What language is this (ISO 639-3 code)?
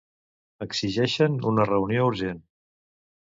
cat